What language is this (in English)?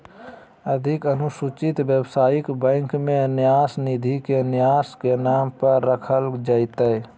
Magahi